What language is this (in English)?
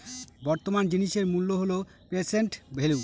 Bangla